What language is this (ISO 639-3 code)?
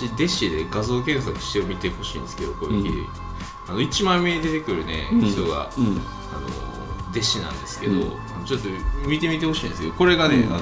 jpn